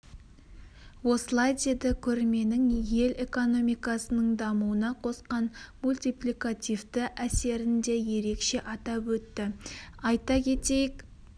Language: Kazakh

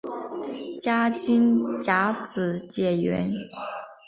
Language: Chinese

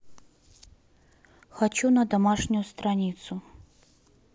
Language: Russian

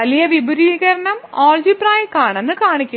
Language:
Malayalam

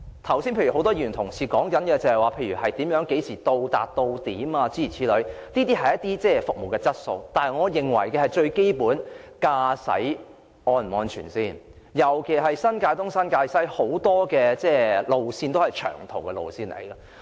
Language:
Cantonese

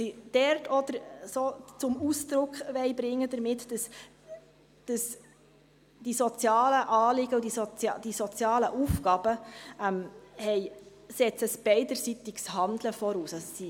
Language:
Swiss German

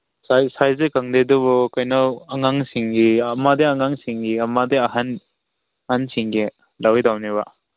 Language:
Manipuri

